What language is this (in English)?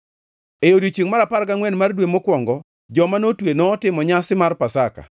Luo (Kenya and Tanzania)